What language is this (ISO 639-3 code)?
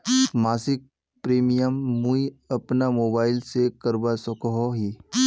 mag